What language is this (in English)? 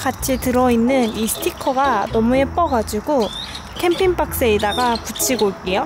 Korean